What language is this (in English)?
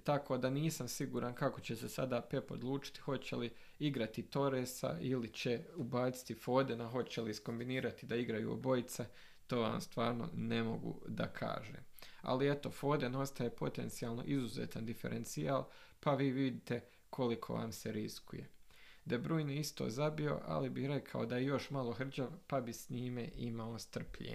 Croatian